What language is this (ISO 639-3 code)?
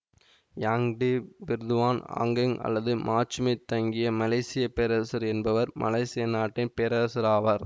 tam